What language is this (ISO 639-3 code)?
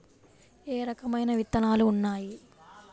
tel